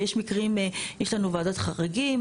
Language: Hebrew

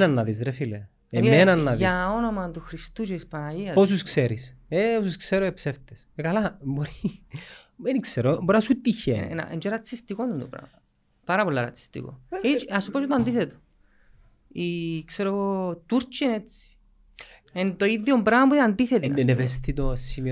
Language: Greek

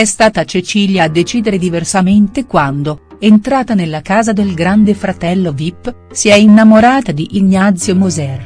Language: Italian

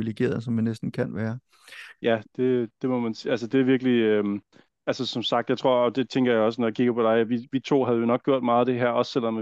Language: Danish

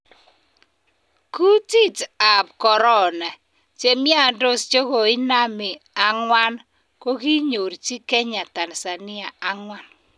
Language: Kalenjin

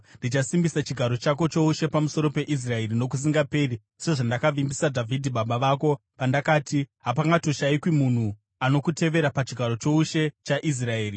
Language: Shona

